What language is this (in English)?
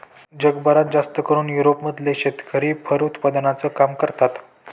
Marathi